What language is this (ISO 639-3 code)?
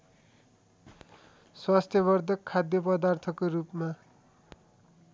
nep